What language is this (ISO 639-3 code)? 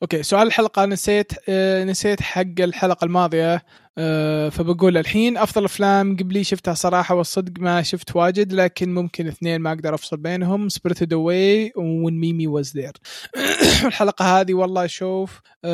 ara